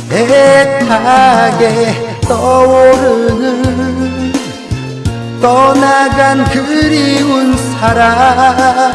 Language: Korean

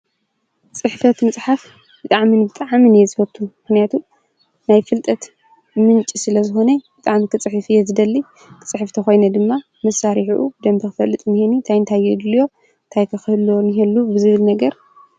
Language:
Tigrinya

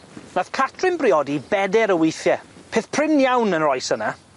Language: Welsh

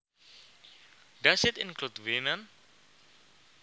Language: Javanese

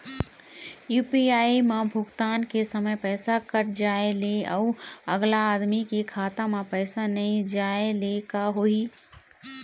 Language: Chhattisgarhi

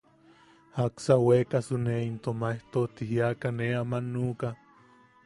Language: Yaqui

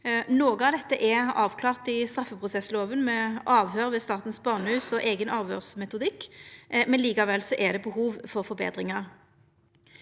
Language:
Norwegian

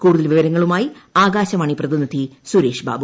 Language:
Malayalam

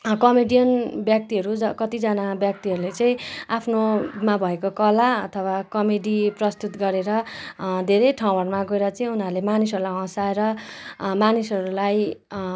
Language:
Nepali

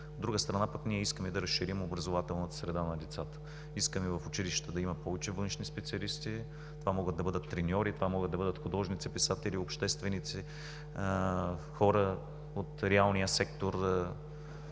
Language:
Bulgarian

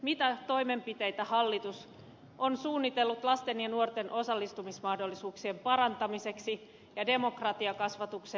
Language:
Finnish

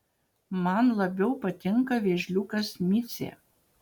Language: Lithuanian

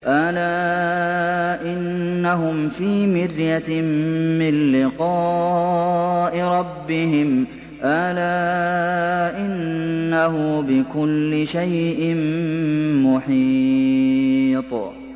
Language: Arabic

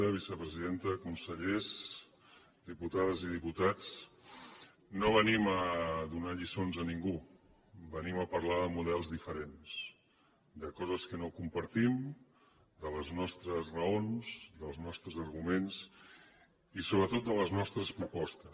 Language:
Catalan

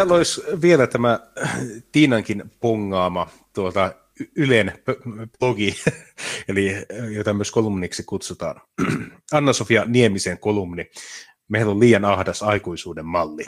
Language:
Finnish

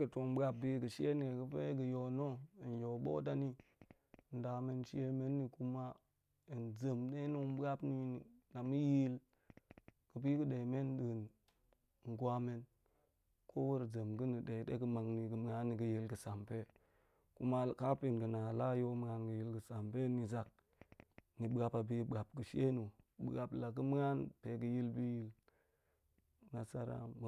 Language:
Goemai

